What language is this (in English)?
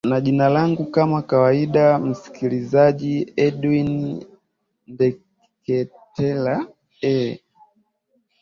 Swahili